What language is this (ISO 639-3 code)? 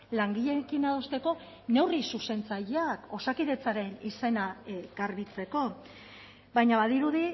eus